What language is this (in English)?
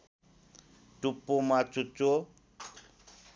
Nepali